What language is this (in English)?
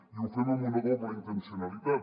Catalan